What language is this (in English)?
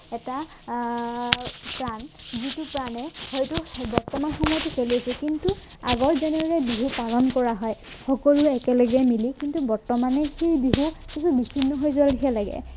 Assamese